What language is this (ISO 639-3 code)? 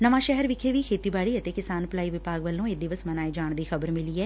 pan